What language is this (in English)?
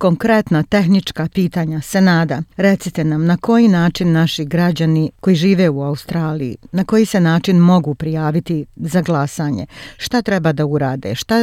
Croatian